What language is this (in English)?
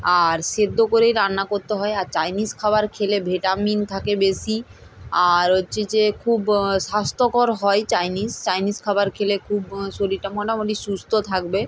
Bangla